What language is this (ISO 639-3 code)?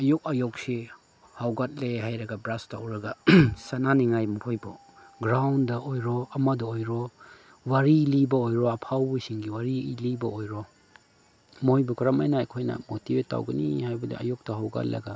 mni